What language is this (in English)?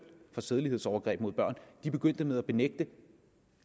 Danish